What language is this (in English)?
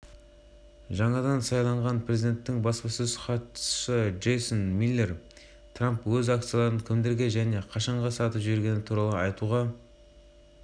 Kazakh